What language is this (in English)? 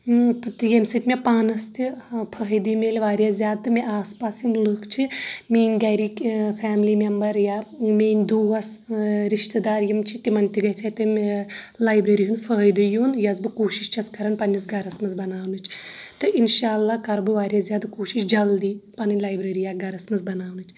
Kashmiri